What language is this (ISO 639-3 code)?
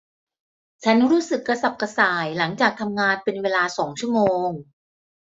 tha